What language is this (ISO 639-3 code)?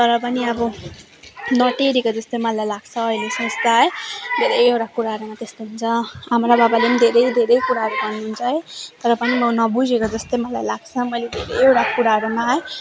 nep